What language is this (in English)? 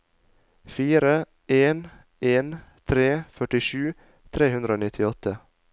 Norwegian